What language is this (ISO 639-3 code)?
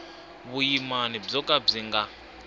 tso